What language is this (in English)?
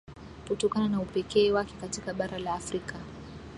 Swahili